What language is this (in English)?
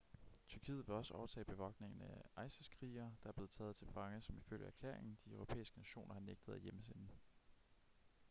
Danish